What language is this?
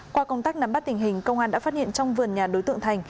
Vietnamese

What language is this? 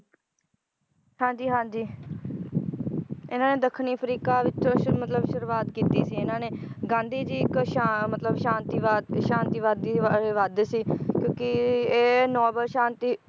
Punjabi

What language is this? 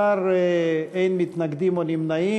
Hebrew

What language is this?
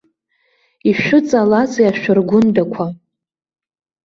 Abkhazian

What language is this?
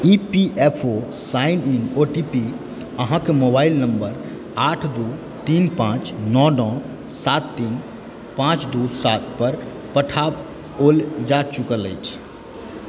Maithili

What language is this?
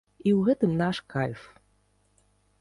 Belarusian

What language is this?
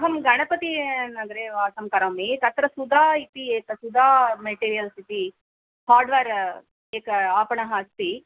Sanskrit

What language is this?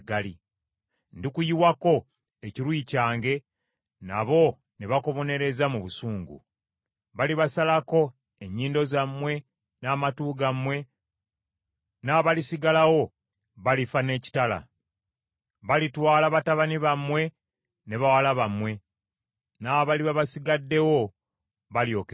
Ganda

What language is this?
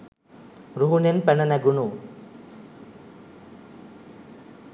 Sinhala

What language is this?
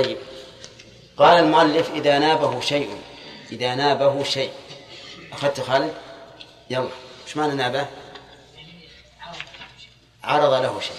Arabic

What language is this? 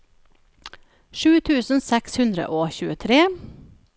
Norwegian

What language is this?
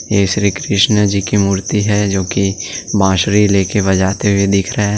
Hindi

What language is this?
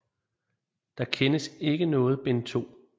Danish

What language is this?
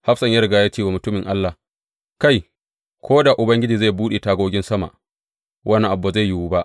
Hausa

